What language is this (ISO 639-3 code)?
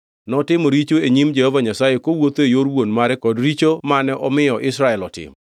luo